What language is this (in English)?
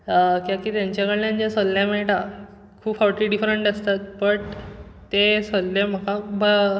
Konkani